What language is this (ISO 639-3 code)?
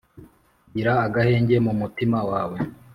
kin